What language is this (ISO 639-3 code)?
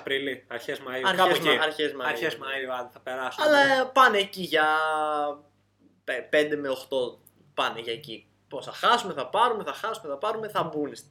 ell